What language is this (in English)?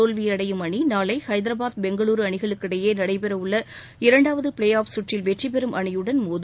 Tamil